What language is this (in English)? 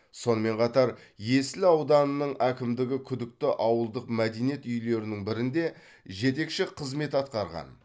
Kazakh